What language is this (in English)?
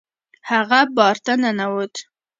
Pashto